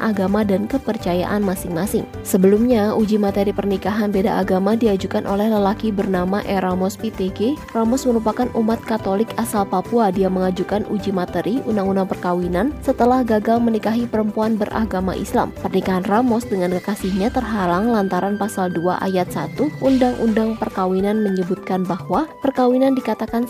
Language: Indonesian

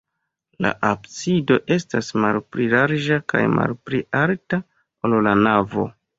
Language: Esperanto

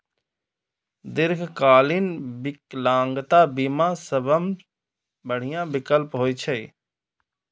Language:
Maithili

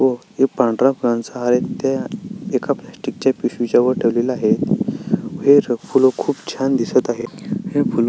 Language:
Marathi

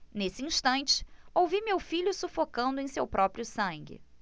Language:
Portuguese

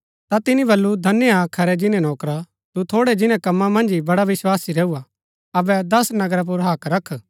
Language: Gaddi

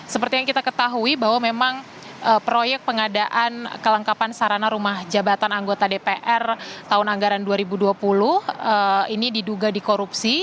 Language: Indonesian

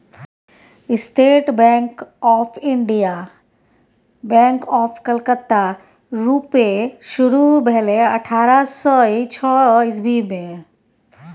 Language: Maithili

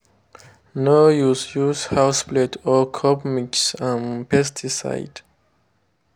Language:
Nigerian Pidgin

